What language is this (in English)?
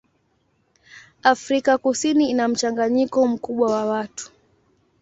Swahili